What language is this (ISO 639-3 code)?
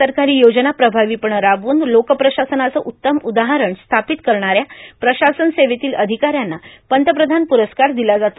mar